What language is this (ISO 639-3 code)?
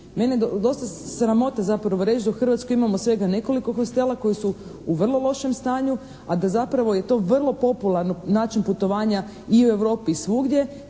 hrv